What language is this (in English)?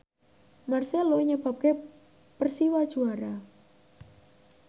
Javanese